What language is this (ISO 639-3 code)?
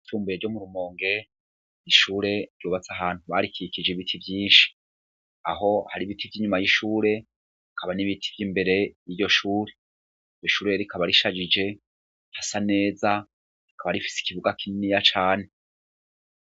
run